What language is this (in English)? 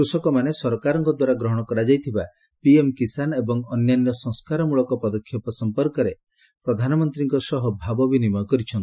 Odia